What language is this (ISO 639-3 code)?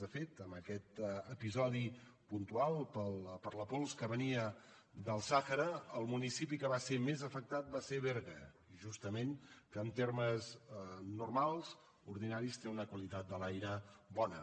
cat